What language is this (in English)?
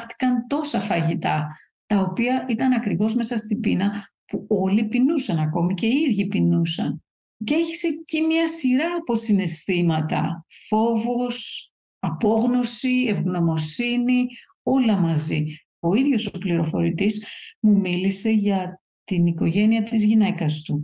Greek